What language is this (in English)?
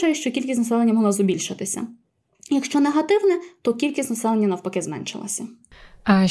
Ukrainian